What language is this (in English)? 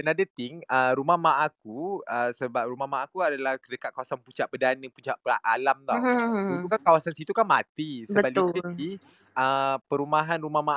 Malay